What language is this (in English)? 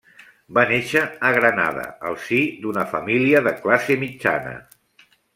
Catalan